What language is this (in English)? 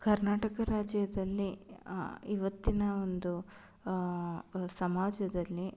Kannada